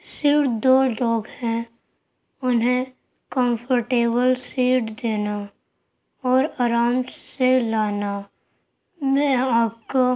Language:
Urdu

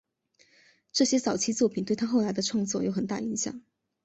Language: Chinese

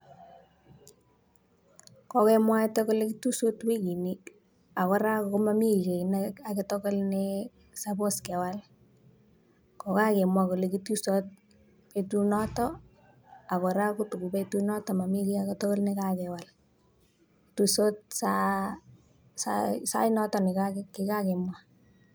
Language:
Kalenjin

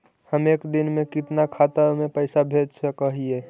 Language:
Magahi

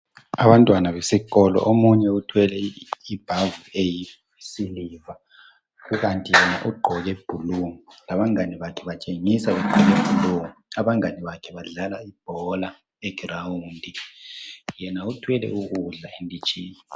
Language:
North Ndebele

